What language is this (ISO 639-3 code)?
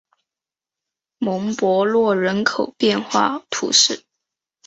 zho